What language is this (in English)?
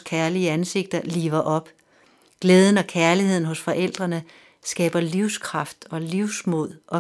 Danish